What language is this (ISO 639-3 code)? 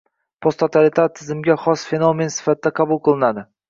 uzb